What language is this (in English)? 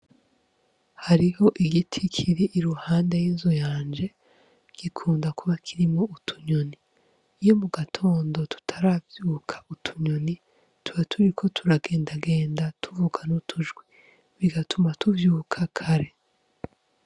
Rundi